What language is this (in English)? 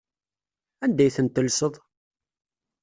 Kabyle